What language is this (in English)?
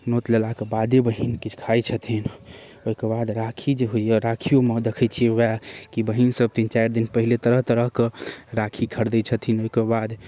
Maithili